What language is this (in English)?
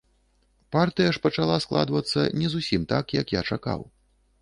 Belarusian